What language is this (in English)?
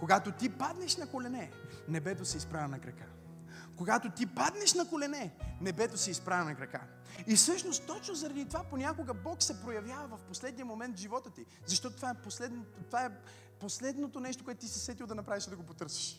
Bulgarian